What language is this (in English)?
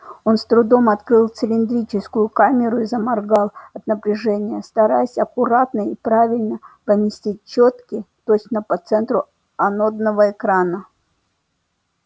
Russian